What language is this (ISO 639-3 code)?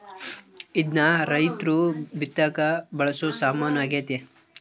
kan